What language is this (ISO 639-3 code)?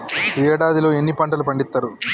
tel